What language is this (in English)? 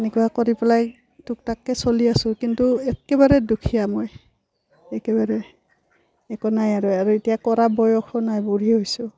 Assamese